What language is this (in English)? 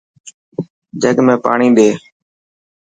Dhatki